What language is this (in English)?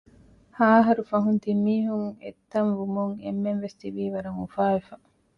Divehi